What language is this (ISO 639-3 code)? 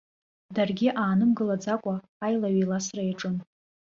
abk